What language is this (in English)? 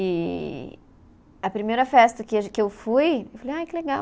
Portuguese